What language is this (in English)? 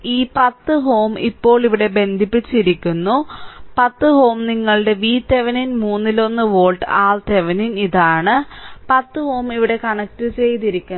Malayalam